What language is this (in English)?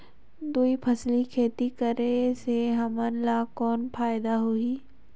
Chhattisgarhi